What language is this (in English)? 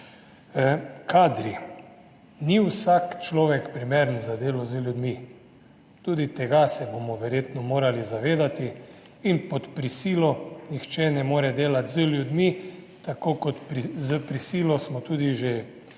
Slovenian